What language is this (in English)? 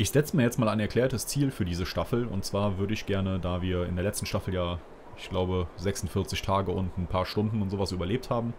German